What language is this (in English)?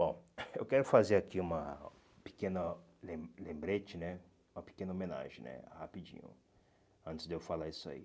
Portuguese